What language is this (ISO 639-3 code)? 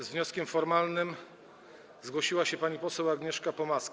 pol